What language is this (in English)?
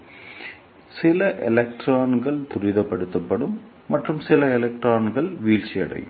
Tamil